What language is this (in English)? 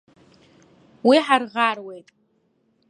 Abkhazian